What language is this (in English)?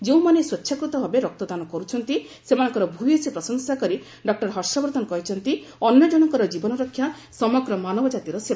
Odia